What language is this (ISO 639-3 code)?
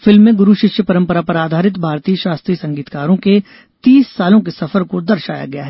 hin